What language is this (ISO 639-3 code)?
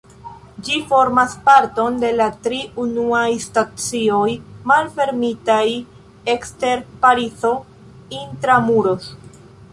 epo